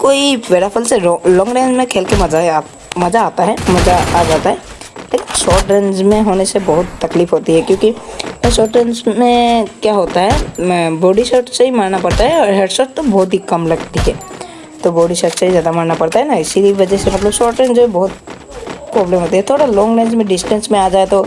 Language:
Hindi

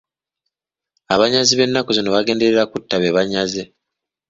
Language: Ganda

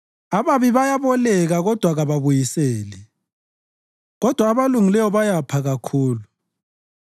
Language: North Ndebele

